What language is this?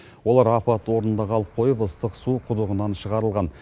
Kazakh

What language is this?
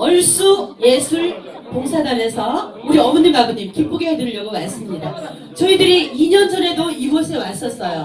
Korean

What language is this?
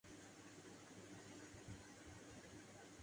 Urdu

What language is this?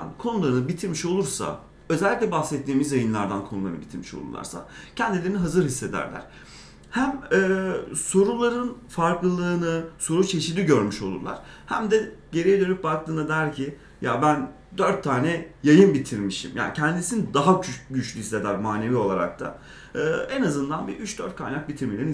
Turkish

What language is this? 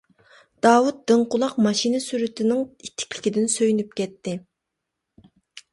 Uyghur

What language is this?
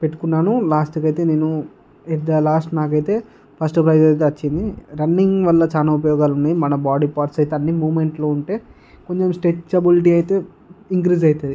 Telugu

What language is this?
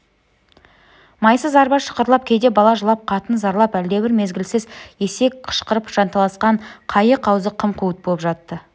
Kazakh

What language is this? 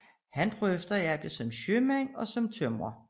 Danish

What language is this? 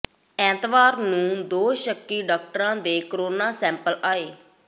Punjabi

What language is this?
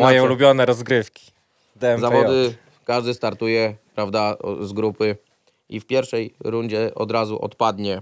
Polish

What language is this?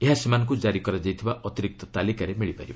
Odia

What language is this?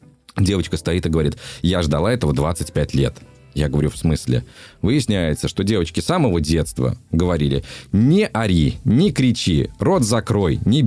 Russian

